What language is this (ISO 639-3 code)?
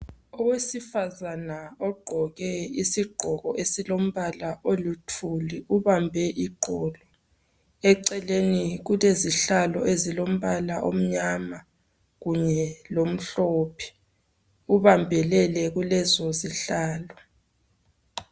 nde